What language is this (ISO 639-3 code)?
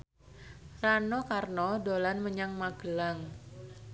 jav